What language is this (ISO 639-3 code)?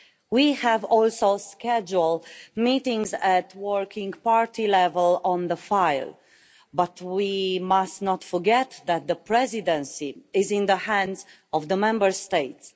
eng